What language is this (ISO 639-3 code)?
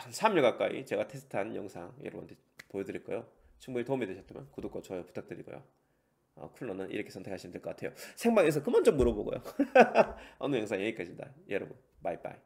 kor